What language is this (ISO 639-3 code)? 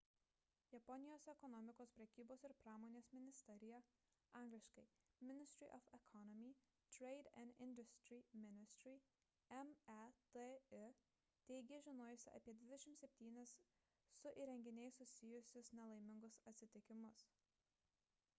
lit